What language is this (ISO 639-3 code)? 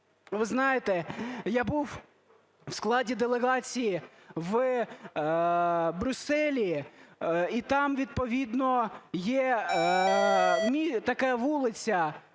ukr